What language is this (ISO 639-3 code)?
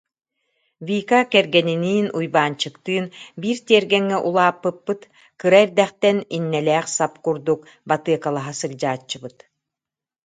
sah